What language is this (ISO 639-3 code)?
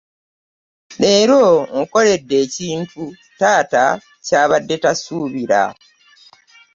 lug